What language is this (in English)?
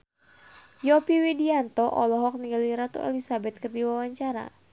Sundanese